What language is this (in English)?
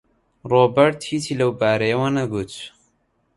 Central Kurdish